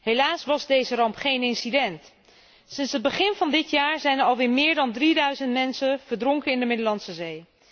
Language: Dutch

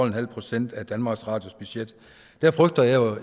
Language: Danish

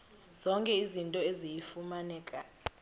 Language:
Xhosa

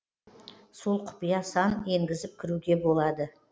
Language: Kazakh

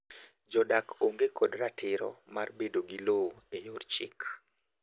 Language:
Luo (Kenya and Tanzania)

